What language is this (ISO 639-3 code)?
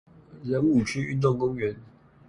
zho